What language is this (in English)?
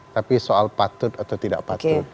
Indonesian